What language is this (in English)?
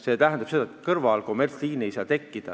Estonian